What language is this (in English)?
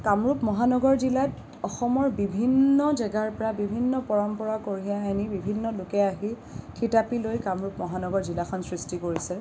Assamese